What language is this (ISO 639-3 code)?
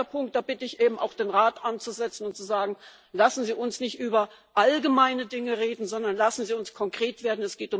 deu